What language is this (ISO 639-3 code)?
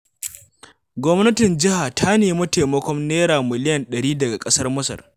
hau